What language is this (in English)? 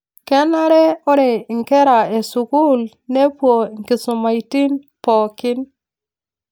Masai